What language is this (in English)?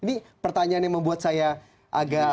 Indonesian